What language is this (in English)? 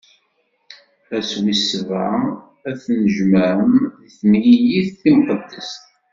Kabyle